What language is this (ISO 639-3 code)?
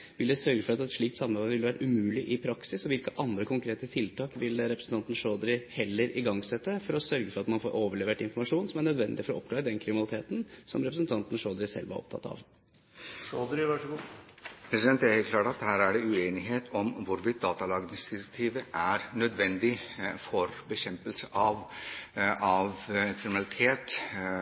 nob